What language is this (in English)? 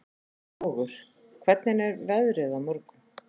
Icelandic